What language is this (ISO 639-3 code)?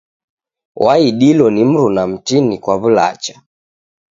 dav